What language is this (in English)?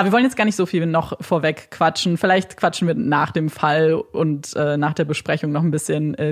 German